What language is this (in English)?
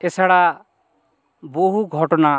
Bangla